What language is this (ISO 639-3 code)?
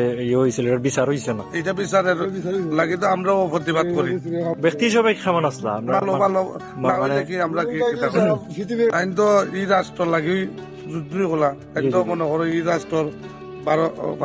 ron